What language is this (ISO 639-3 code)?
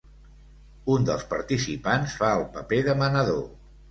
cat